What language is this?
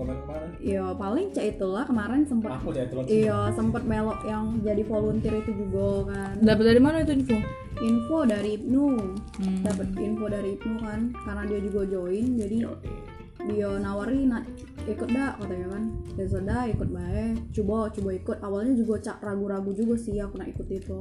Indonesian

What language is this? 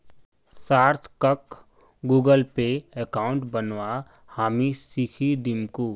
Magahi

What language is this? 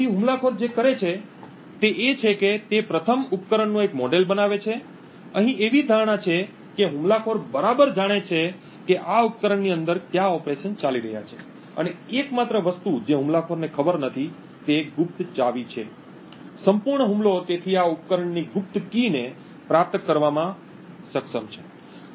Gujarati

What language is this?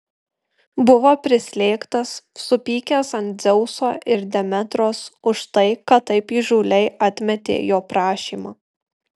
Lithuanian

